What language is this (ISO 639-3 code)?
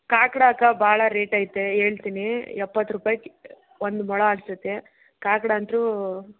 kan